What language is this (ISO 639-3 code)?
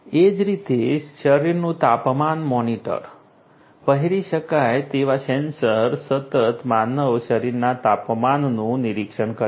guj